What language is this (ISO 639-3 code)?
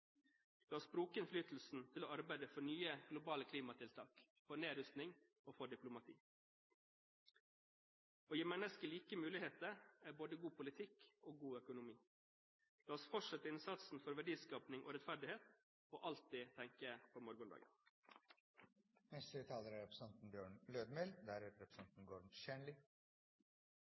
nor